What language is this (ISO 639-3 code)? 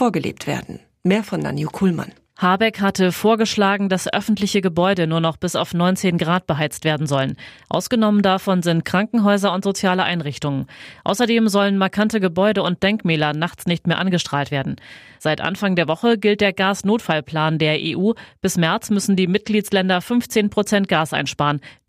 deu